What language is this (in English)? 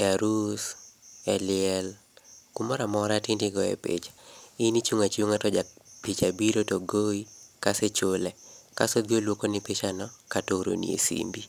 Luo (Kenya and Tanzania)